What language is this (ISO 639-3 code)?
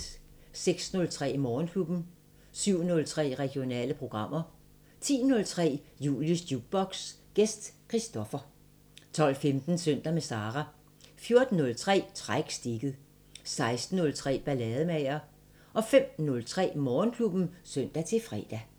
dan